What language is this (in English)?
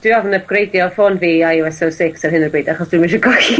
Welsh